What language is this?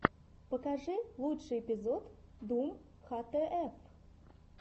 Russian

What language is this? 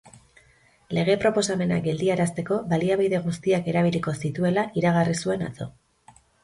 Basque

